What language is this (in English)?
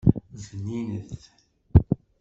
Kabyle